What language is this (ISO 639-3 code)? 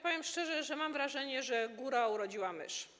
pol